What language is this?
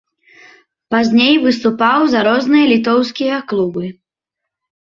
Belarusian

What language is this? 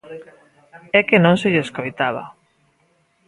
Galician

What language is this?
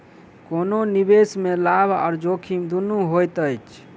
Maithili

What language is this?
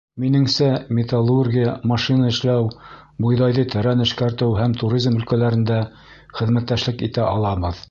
Bashkir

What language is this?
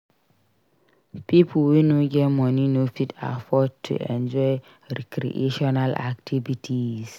Nigerian Pidgin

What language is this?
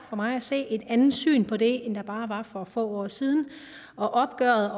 Danish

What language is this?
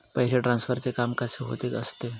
Marathi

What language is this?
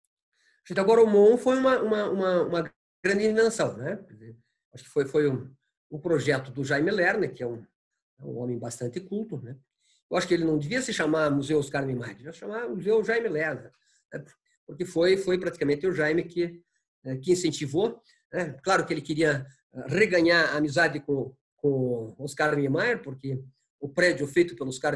Portuguese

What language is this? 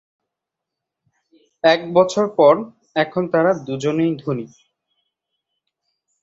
Bangla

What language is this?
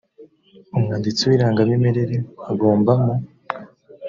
Kinyarwanda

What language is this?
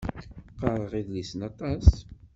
Kabyle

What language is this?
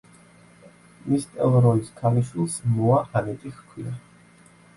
Georgian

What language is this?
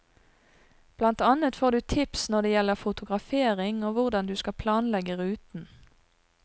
Norwegian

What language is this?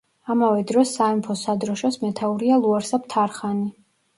Georgian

